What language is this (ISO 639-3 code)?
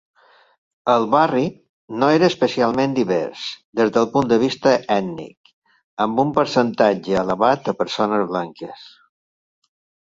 cat